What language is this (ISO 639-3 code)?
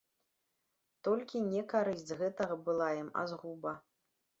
bel